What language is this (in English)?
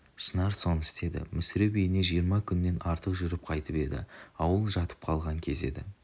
Kazakh